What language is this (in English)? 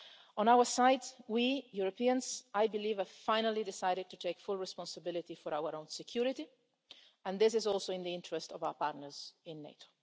English